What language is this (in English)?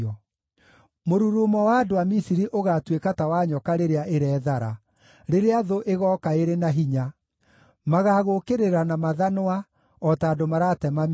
Kikuyu